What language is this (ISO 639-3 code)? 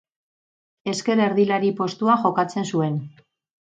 eus